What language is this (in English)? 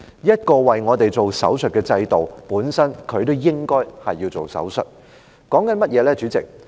Cantonese